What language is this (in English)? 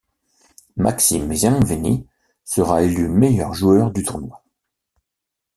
French